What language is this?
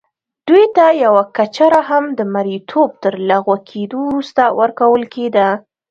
Pashto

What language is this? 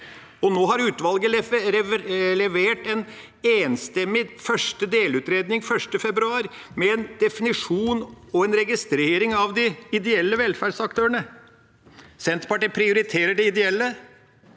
Norwegian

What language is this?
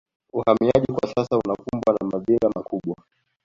Swahili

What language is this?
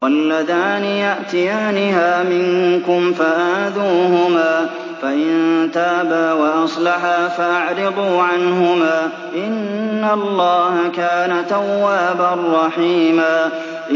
Arabic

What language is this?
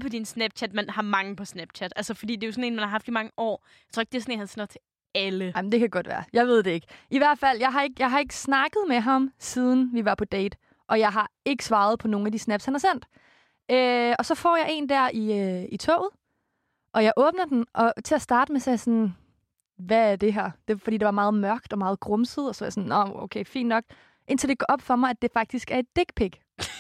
Danish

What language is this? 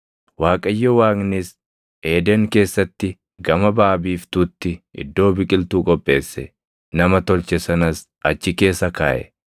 Oromo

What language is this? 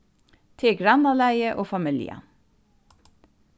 Faroese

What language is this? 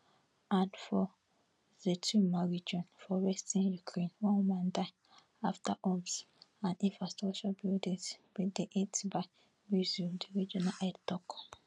Nigerian Pidgin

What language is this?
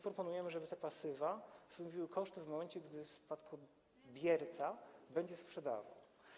Polish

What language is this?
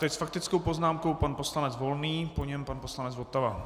Czech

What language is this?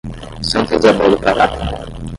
Portuguese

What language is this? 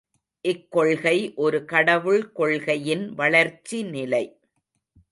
Tamil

